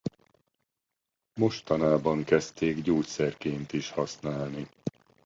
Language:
Hungarian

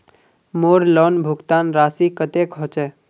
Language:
Magahi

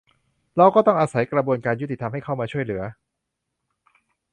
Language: Thai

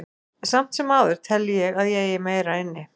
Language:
Icelandic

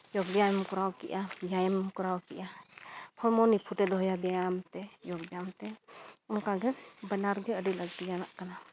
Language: Santali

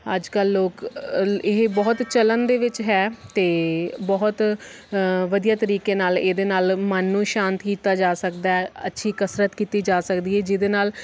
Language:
Punjabi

